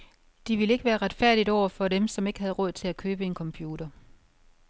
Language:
Danish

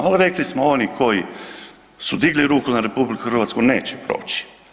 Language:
Croatian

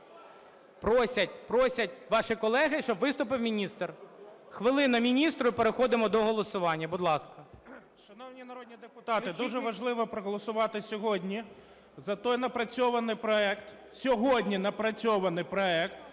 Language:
Ukrainian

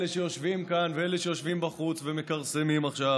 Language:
Hebrew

